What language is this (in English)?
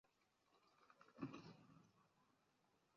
Chinese